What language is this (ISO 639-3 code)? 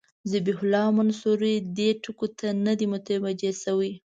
pus